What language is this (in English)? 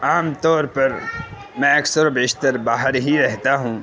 Urdu